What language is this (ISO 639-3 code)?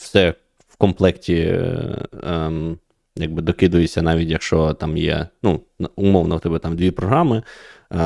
ukr